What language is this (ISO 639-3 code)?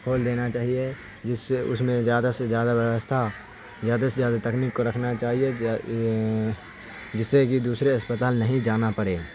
urd